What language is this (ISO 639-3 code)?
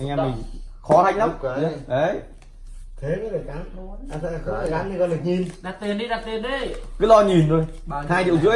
vie